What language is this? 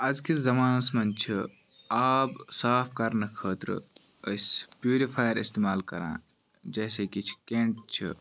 Kashmiri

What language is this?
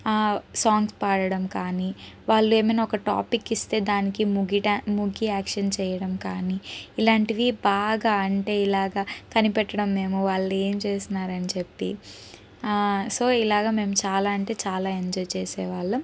Telugu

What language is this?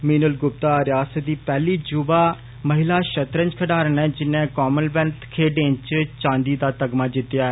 Dogri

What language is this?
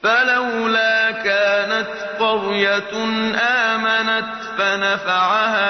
Arabic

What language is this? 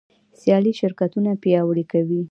Pashto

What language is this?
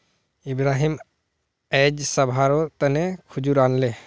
Magahi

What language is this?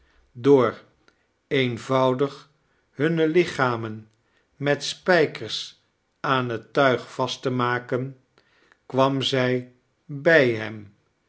Dutch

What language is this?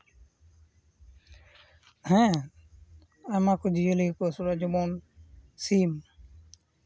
Santali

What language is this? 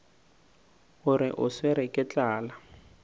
Northern Sotho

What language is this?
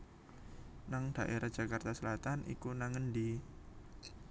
Javanese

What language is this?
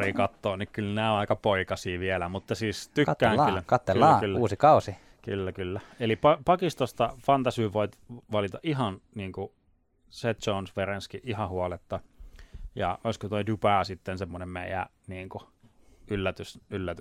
Finnish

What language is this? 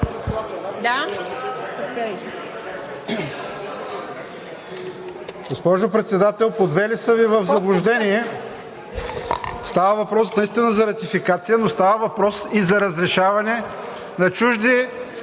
Bulgarian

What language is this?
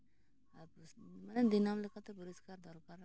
Santali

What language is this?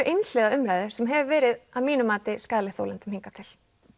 Icelandic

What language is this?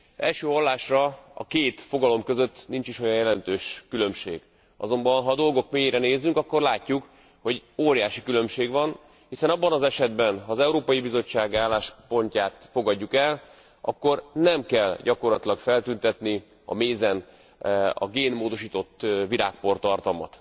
Hungarian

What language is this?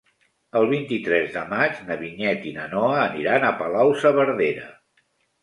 Catalan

